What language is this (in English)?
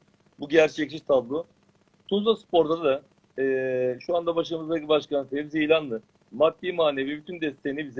Turkish